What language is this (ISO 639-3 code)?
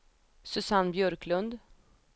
swe